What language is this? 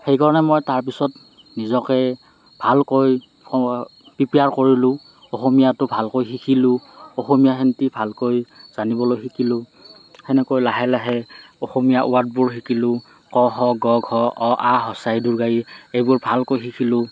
Assamese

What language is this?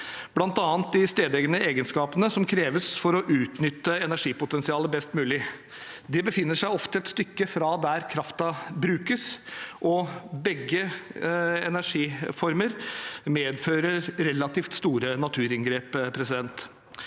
Norwegian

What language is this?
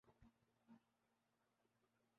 Urdu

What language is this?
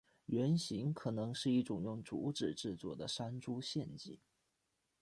Chinese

